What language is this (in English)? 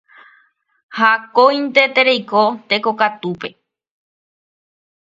Guarani